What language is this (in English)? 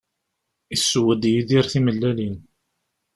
Kabyle